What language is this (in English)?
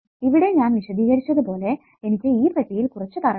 Malayalam